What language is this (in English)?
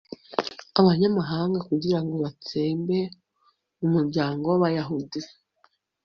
Kinyarwanda